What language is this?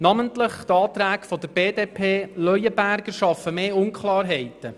Swiss German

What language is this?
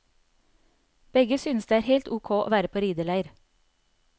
Norwegian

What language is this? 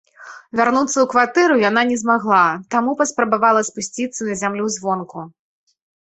Belarusian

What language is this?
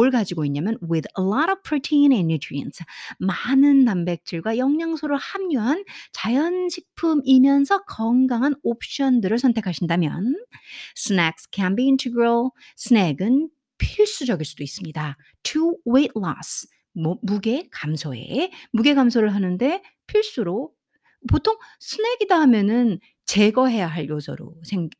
Korean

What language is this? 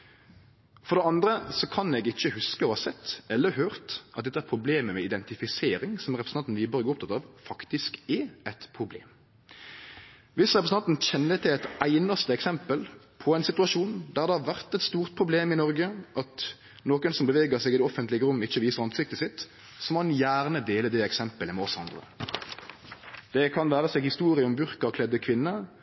Norwegian Nynorsk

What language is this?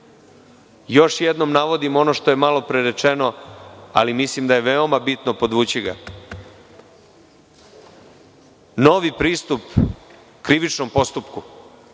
Serbian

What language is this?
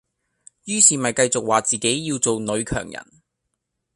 Cantonese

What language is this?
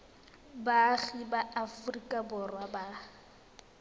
Tswana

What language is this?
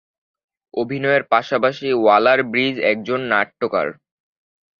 Bangla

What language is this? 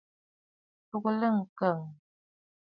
Bafut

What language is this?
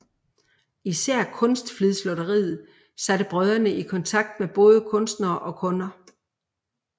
Danish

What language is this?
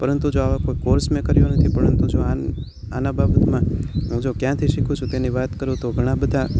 Gujarati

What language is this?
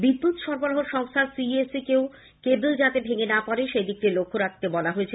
Bangla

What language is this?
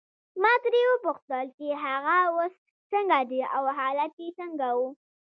Pashto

